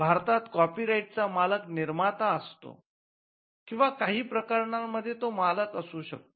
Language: Marathi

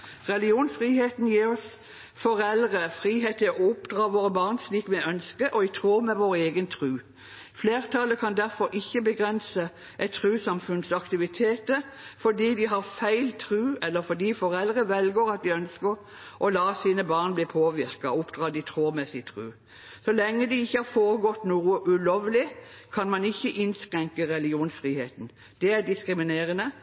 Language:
Norwegian Bokmål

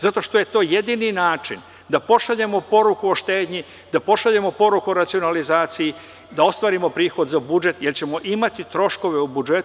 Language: Serbian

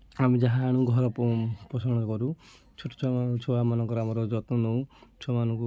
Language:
Odia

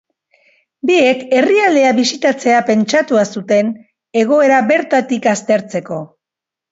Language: Basque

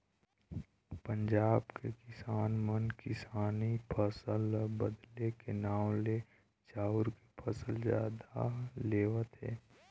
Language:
Chhattisgarhi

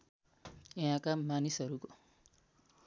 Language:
Nepali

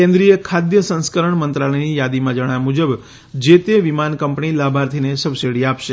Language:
Gujarati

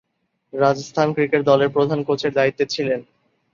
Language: Bangla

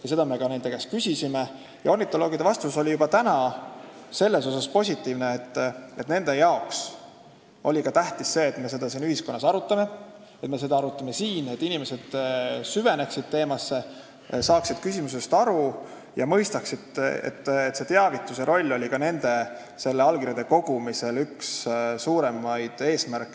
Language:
Estonian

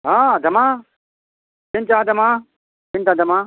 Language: Odia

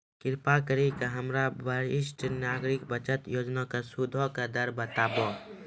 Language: Maithili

